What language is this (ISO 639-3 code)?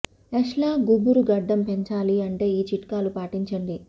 tel